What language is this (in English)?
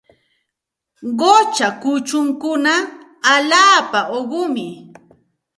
Santa Ana de Tusi Pasco Quechua